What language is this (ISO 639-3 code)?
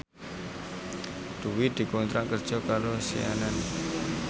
jav